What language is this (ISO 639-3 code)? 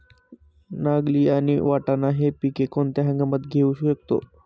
mar